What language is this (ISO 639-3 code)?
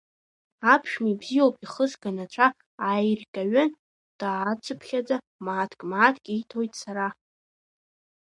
abk